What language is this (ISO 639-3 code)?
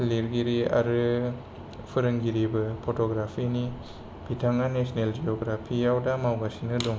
brx